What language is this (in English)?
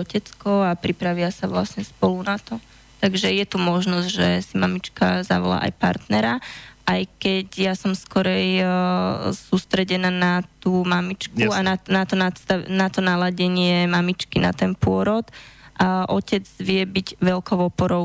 Slovak